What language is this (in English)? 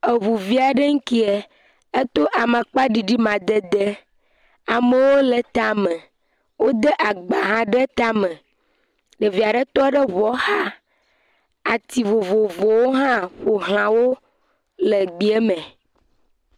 Ewe